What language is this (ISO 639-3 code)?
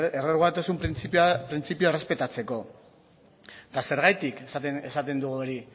eus